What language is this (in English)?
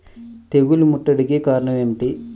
Telugu